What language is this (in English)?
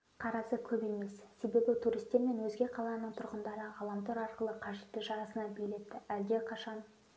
Kazakh